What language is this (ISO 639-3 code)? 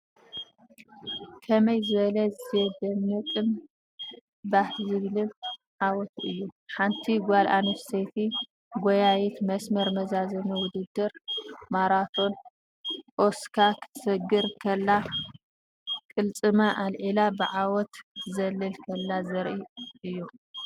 tir